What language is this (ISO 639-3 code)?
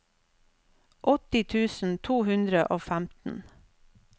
nor